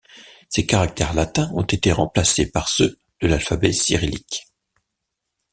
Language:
French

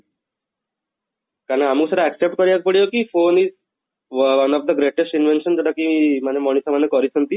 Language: Odia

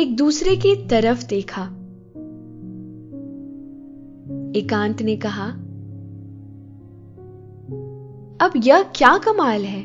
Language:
Hindi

